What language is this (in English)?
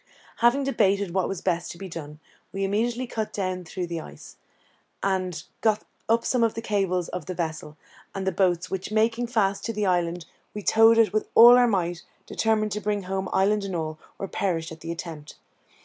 English